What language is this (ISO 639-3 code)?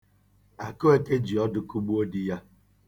ibo